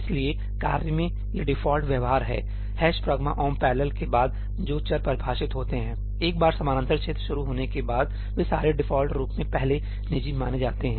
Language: Hindi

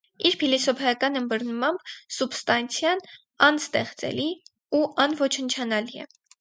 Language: Armenian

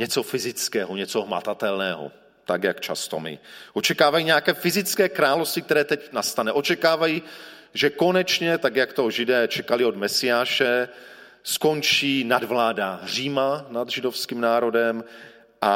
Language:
Czech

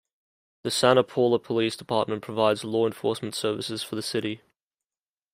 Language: English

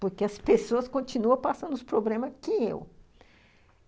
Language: Portuguese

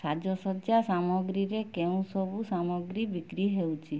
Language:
Odia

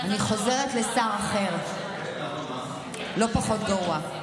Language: Hebrew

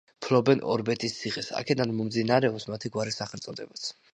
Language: Georgian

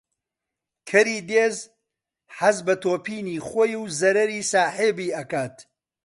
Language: Central Kurdish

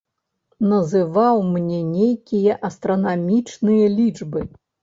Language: Belarusian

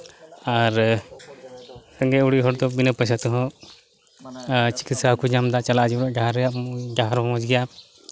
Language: Santali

